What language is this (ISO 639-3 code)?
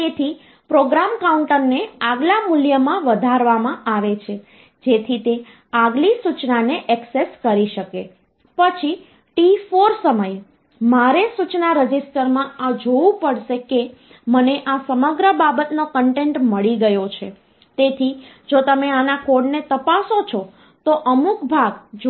guj